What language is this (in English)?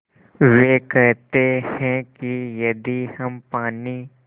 Hindi